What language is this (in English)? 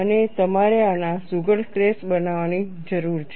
Gujarati